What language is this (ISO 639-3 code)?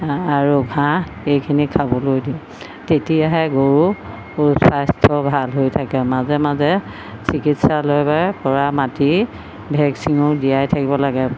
asm